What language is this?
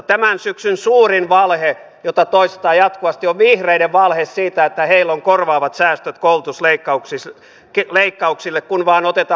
Finnish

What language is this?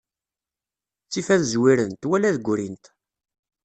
Kabyle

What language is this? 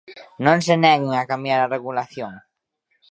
Galician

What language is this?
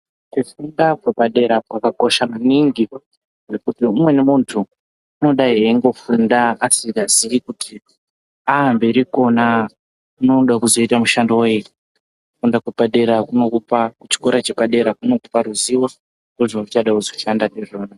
Ndau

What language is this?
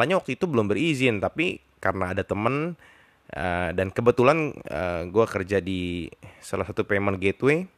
Indonesian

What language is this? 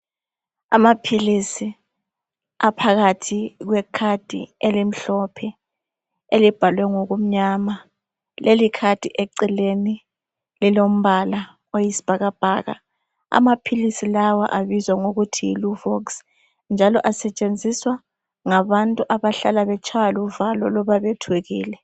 North Ndebele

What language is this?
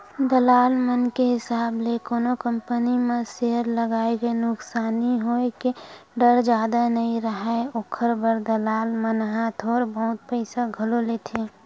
Chhattisgarhi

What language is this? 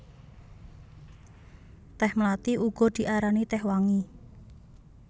Javanese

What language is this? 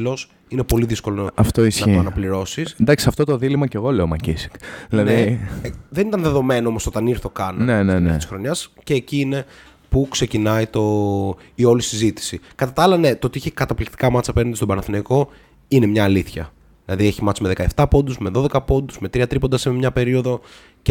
Greek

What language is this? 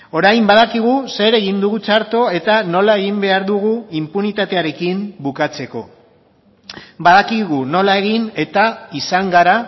Basque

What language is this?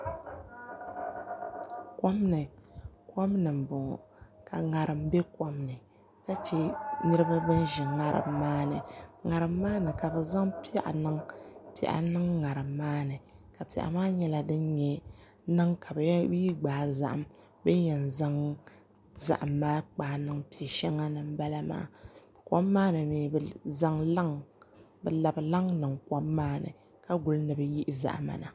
Dagbani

